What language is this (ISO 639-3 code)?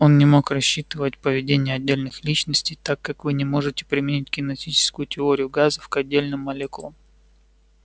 rus